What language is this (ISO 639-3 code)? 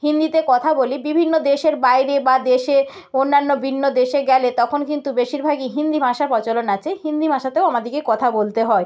ben